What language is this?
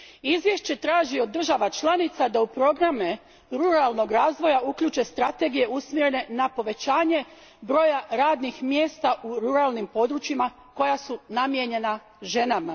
Croatian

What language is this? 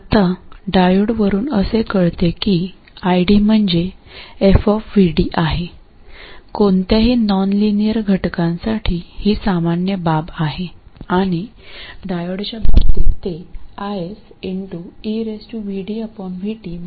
Marathi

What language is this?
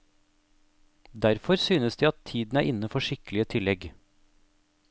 Norwegian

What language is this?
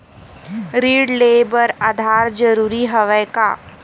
Chhattisgarhi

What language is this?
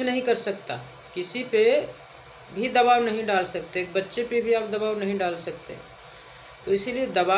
Hindi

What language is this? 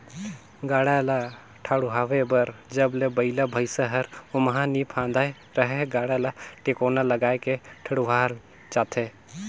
Chhattisgarhi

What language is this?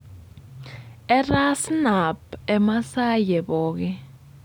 Masai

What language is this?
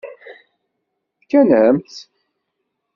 Kabyle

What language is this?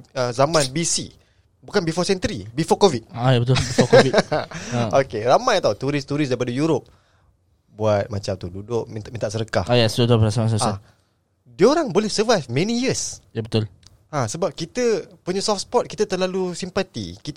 Malay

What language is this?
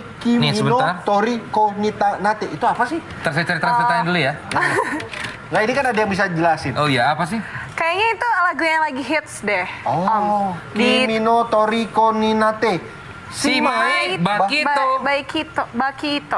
Indonesian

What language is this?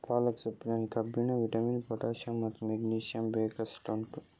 Kannada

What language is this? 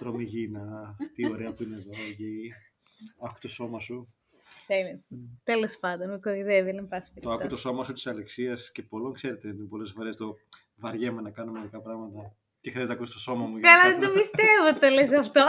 Greek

